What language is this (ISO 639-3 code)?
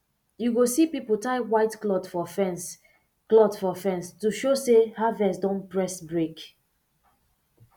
pcm